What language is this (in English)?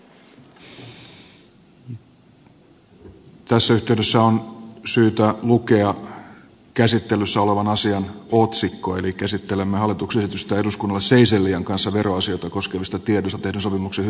Finnish